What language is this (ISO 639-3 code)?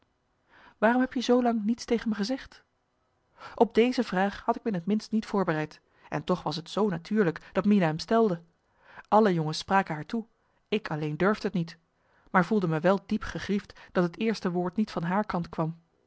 nld